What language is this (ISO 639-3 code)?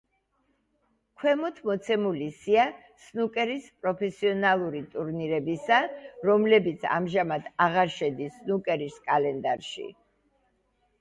kat